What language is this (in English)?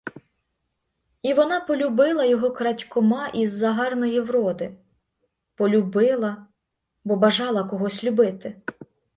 Ukrainian